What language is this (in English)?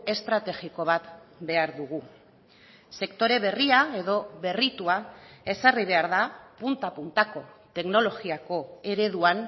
Basque